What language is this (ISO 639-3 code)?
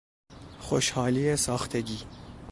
fas